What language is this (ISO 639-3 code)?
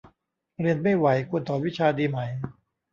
tha